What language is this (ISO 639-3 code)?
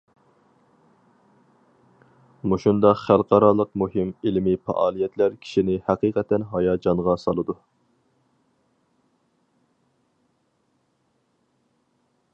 uig